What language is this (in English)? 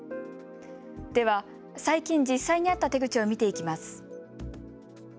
Japanese